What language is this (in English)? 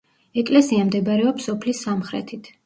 Georgian